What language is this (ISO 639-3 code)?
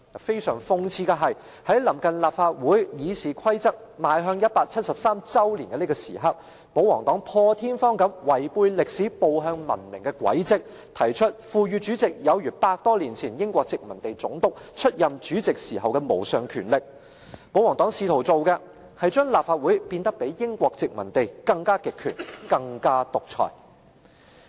yue